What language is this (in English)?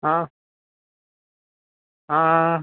Gujarati